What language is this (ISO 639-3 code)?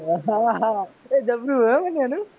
guj